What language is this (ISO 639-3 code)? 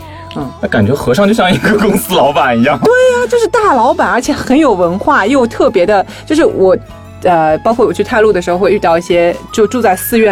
zho